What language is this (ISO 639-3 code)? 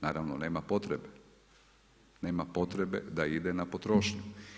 hrv